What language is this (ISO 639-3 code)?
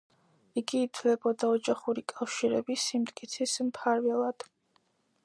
kat